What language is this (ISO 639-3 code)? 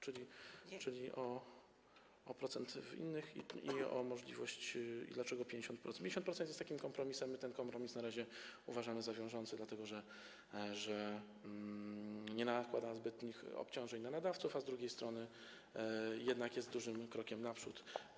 pol